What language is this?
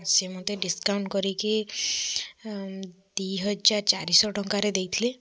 Odia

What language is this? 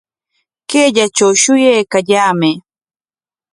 Corongo Ancash Quechua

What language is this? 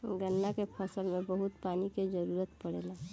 Bhojpuri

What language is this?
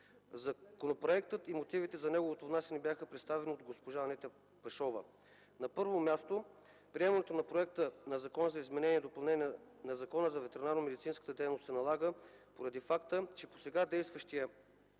Bulgarian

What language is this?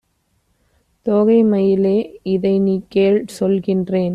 Tamil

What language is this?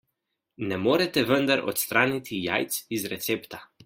Slovenian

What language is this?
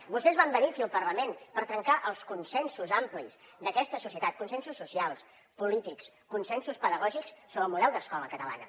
Catalan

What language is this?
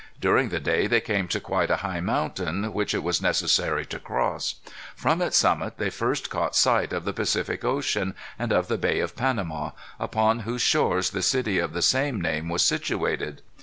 English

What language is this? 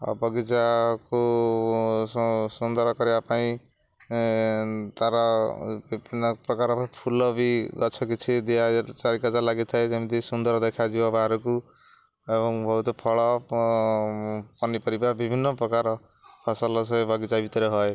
Odia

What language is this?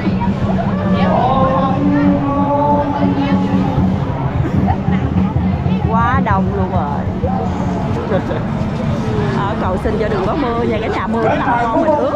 Vietnamese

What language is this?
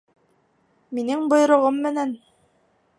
Bashkir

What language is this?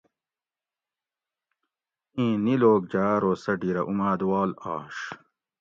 Gawri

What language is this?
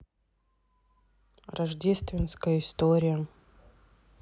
Russian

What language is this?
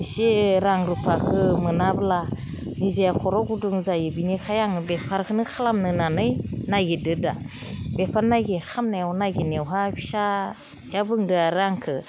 Bodo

